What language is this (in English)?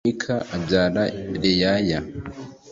Kinyarwanda